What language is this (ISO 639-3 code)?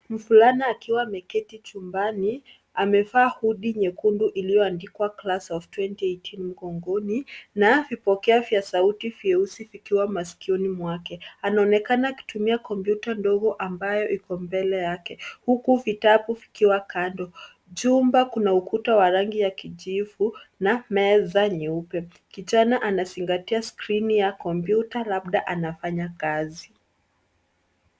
swa